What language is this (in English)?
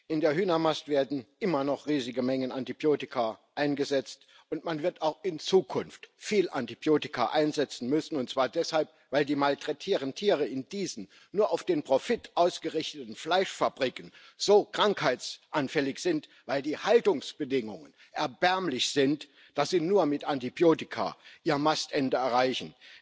German